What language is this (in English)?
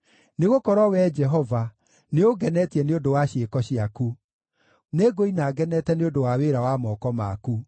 Kikuyu